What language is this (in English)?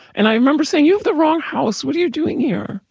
English